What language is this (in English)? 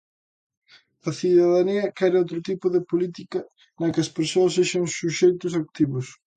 Galician